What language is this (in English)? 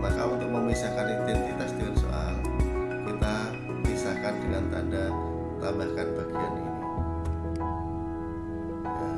Indonesian